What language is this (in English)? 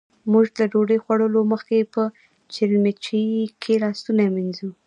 Pashto